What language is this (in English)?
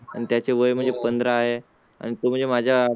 Marathi